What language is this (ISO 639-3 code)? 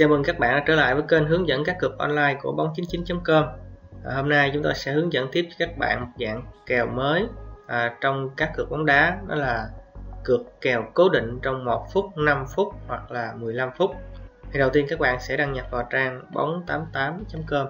vie